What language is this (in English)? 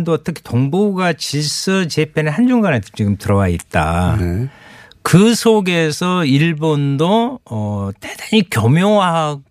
Korean